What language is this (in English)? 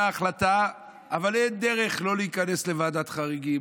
Hebrew